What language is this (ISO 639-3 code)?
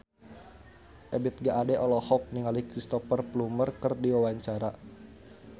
sun